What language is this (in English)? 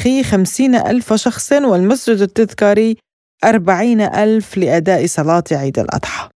Arabic